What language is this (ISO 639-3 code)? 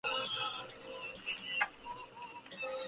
urd